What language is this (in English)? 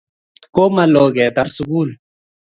Kalenjin